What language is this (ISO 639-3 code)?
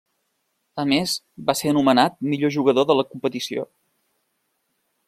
cat